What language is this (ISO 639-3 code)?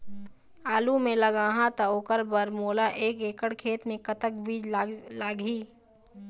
hne